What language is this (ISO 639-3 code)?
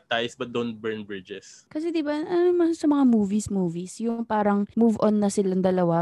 fil